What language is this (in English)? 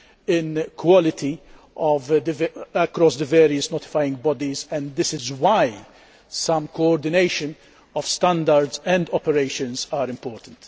English